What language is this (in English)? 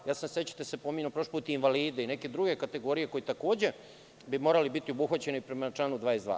Serbian